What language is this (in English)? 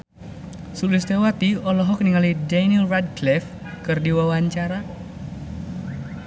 Sundanese